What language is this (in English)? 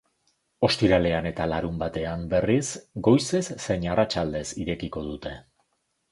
Basque